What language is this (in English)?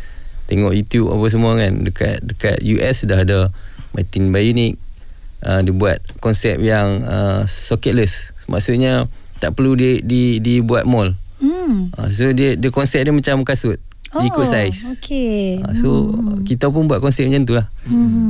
Malay